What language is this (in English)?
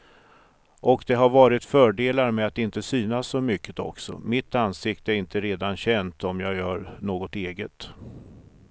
Swedish